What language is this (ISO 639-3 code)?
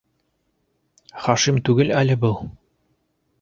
bak